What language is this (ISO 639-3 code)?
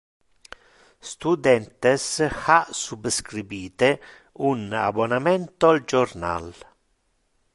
ina